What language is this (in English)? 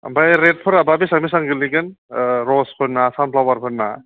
Bodo